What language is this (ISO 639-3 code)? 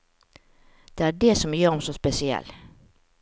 nor